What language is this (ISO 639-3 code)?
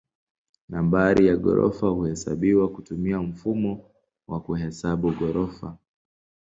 swa